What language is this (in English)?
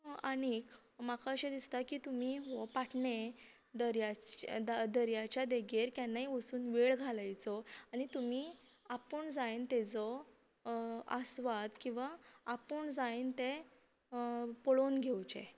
Konkani